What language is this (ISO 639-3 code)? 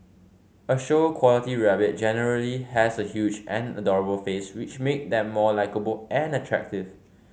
eng